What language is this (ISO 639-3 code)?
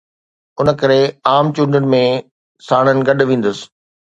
snd